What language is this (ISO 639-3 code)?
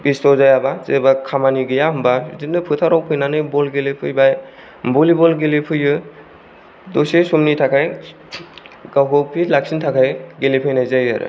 brx